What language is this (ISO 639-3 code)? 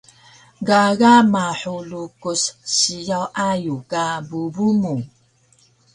trv